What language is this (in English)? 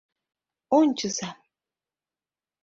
Mari